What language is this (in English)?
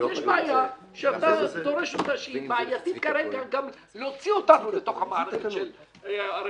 Hebrew